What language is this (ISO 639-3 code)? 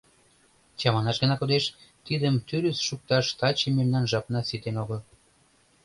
chm